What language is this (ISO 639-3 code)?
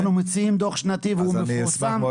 heb